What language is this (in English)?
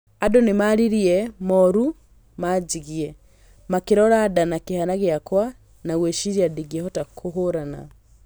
Kikuyu